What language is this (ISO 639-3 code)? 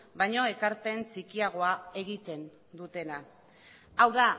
eus